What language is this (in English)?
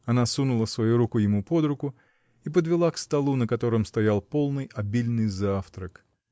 Russian